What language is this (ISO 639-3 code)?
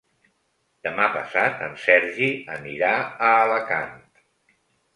cat